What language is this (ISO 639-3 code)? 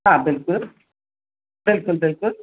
snd